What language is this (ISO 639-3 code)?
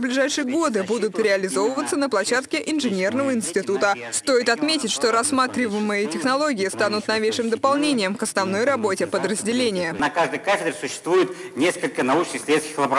rus